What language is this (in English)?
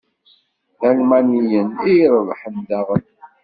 Kabyle